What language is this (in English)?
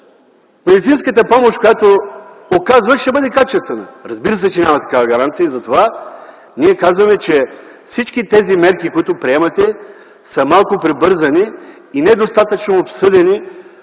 Bulgarian